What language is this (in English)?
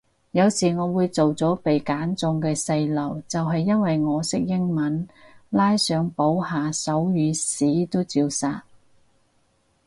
Cantonese